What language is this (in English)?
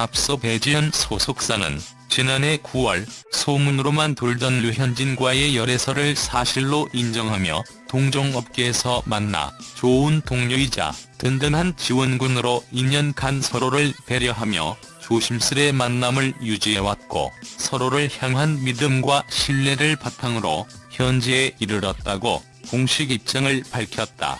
Korean